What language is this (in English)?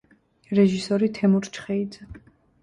Georgian